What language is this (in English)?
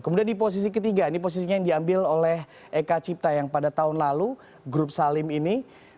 Indonesian